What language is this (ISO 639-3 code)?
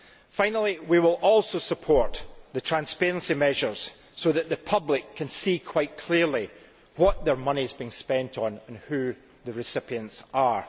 eng